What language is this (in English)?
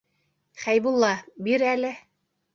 Bashkir